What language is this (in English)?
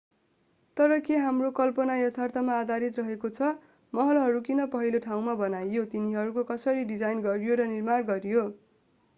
Nepali